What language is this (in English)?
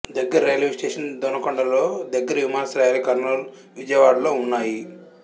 Telugu